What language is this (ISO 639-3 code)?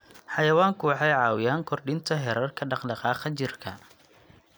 som